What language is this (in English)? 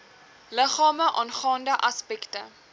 Afrikaans